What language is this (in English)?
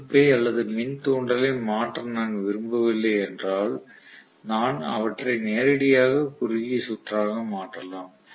Tamil